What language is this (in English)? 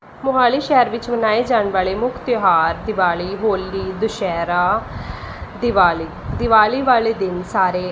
Punjabi